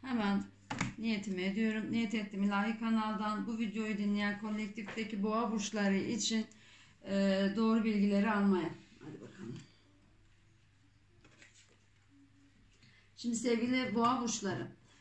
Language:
Turkish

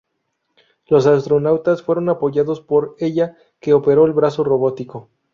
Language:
Spanish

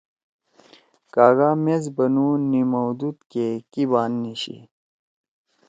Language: Torwali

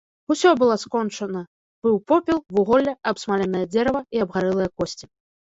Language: Belarusian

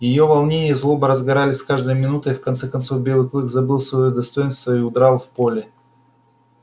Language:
Russian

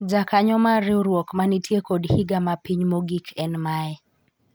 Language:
Luo (Kenya and Tanzania)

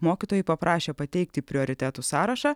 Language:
Lithuanian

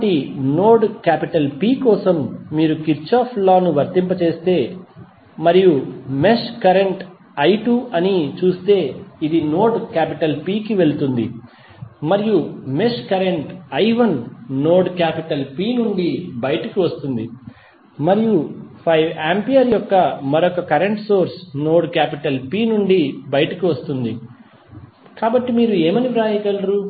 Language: Telugu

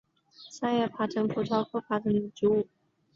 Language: Chinese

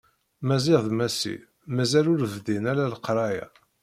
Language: Kabyle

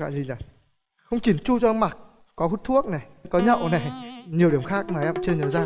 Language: Vietnamese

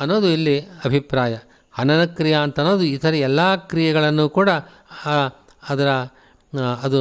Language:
Kannada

